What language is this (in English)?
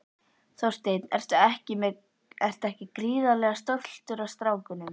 Icelandic